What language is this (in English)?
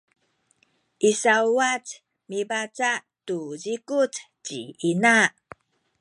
Sakizaya